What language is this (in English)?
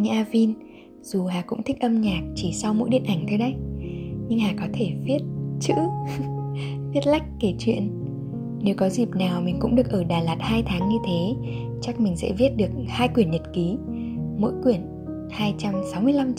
Vietnamese